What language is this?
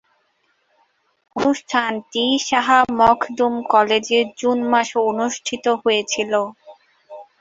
Bangla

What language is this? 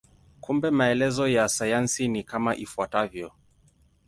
Swahili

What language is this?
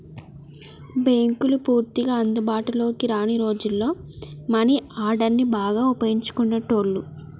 Telugu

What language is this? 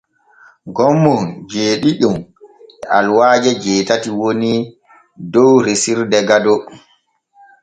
Borgu Fulfulde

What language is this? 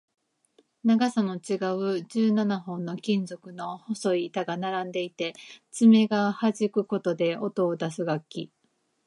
Japanese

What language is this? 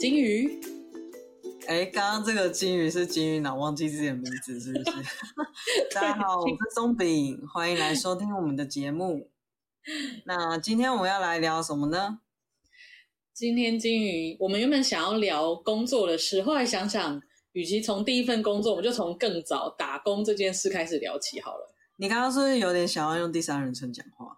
Chinese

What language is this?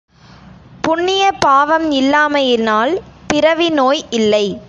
Tamil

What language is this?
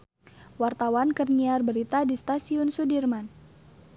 Sundanese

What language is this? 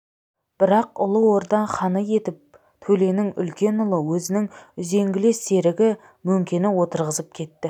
Kazakh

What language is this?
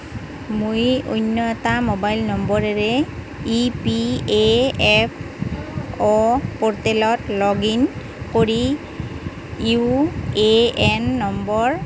Assamese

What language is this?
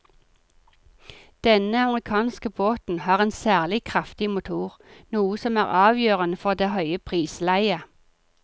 Norwegian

